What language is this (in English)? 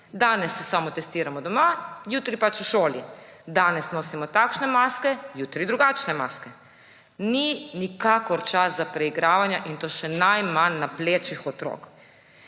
Slovenian